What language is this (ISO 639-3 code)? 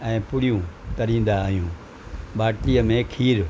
snd